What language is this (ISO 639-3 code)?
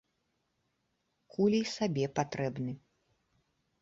bel